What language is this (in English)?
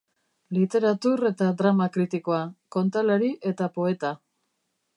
Basque